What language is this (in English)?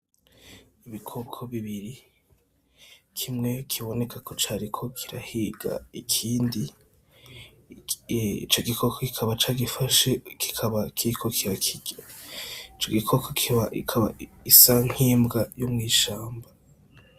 Rundi